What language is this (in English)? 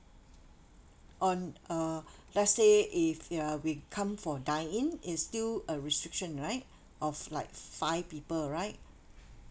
English